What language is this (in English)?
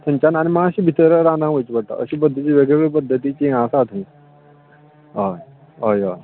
Konkani